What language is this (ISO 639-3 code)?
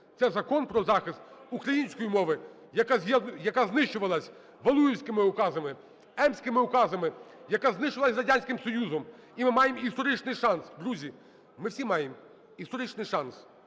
ukr